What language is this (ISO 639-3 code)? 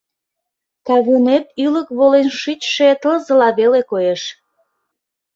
chm